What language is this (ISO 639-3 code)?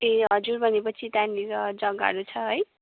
nep